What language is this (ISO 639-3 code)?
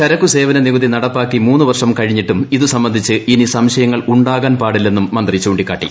mal